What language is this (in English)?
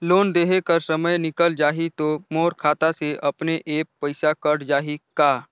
Chhattisgarhi